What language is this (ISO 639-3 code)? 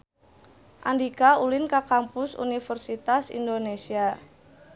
sun